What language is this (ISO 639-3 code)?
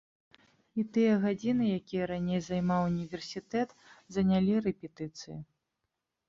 bel